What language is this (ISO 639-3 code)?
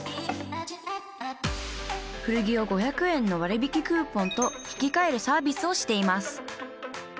jpn